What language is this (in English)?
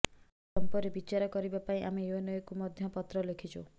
Odia